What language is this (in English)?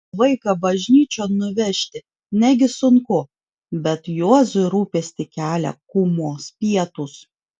Lithuanian